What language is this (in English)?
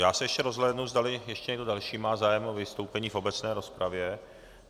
Czech